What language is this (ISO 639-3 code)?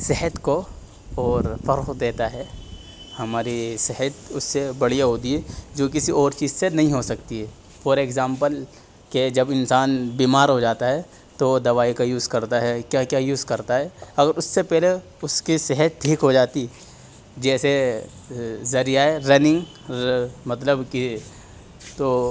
urd